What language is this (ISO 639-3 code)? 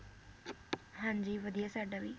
pan